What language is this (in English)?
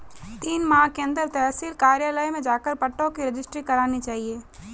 Hindi